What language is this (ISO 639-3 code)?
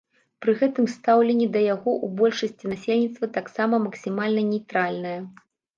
bel